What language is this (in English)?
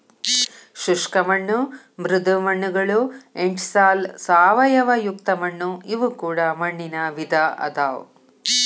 Kannada